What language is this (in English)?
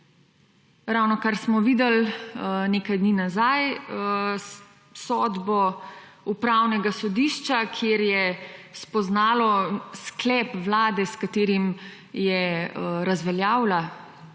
Slovenian